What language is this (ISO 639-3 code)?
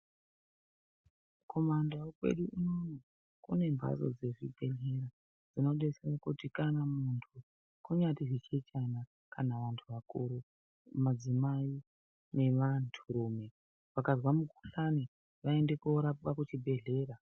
ndc